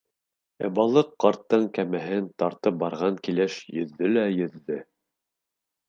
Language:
Bashkir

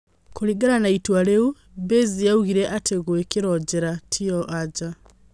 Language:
Kikuyu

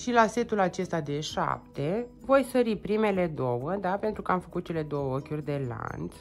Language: Romanian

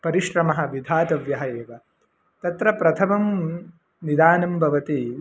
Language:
Sanskrit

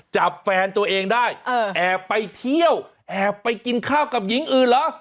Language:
Thai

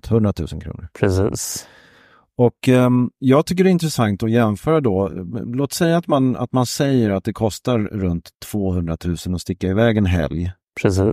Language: Swedish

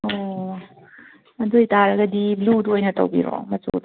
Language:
Manipuri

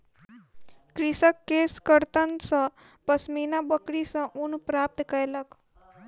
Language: Maithili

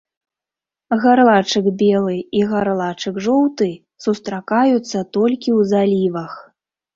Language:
Belarusian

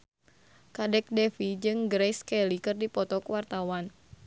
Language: Sundanese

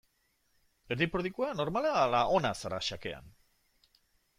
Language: Basque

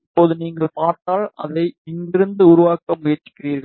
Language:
Tamil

